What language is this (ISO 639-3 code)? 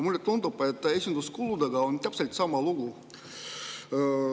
est